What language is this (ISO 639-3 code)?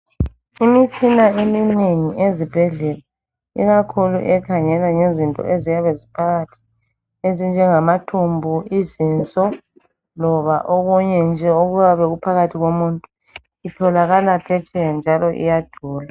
nde